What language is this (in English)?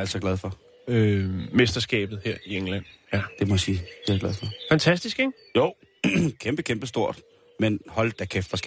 Danish